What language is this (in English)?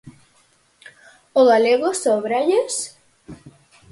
Galician